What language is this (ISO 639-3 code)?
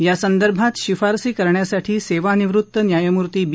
mar